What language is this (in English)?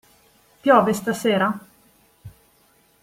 Italian